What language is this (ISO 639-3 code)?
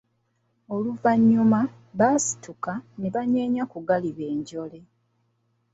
lug